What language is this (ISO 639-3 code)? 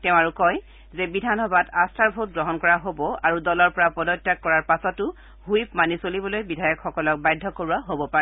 asm